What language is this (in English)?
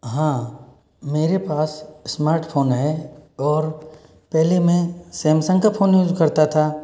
Hindi